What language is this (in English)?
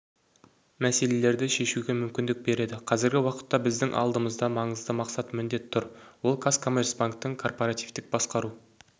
Kazakh